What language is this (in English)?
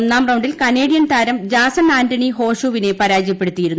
Malayalam